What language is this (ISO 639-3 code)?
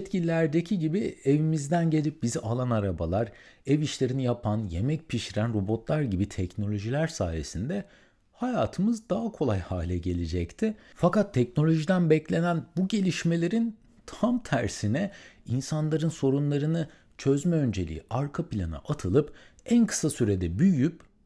tur